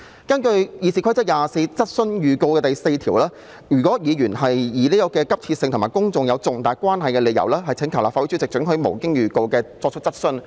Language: Cantonese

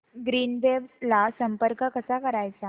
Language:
Marathi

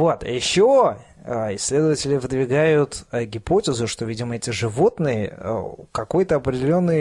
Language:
Russian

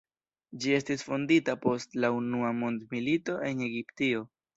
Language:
Esperanto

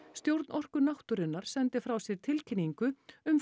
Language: Icelandic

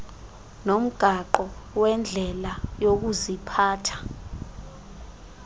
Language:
Xhosa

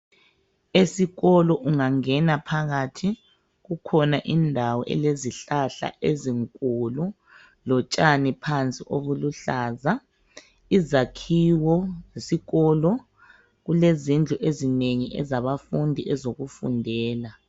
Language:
North Ndebele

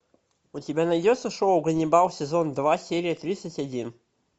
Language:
Russian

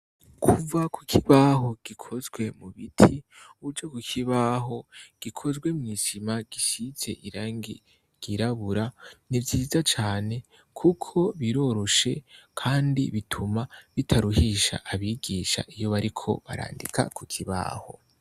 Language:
Rundi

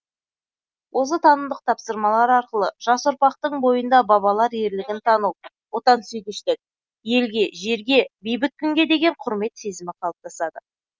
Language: Kazakh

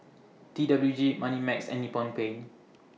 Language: English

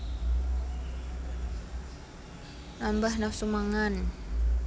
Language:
Javanese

